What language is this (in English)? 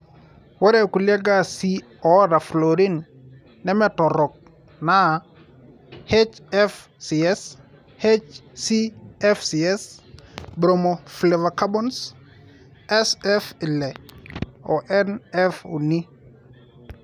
Masai